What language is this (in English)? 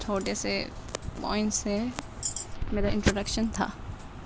Urdu